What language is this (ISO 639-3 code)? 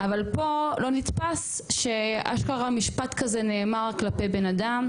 heb